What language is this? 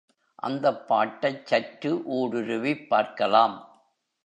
Tamil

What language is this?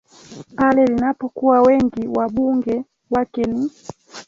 Swahili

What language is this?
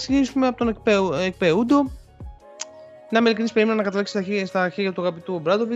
Greek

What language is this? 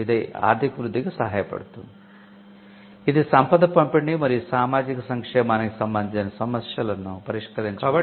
Telugu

